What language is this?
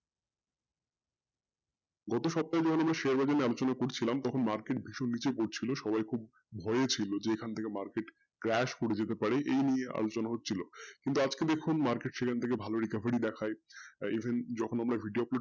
Bangla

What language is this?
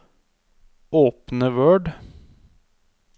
Norwegian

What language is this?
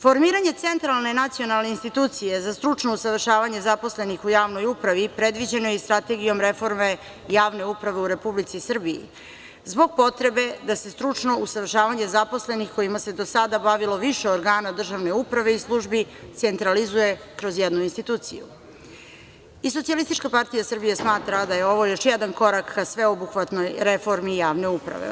Serbian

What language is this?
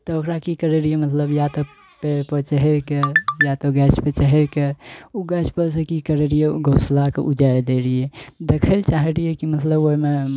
Maithili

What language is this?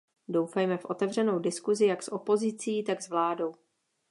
Czech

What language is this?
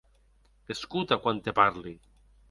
Occitan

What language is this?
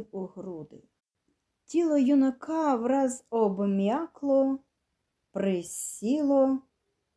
Ukrainian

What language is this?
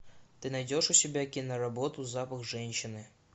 Russian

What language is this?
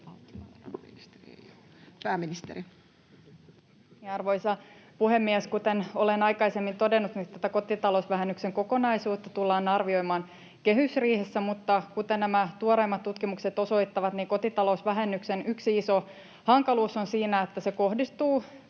Finnish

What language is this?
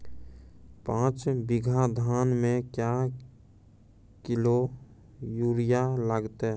Maithili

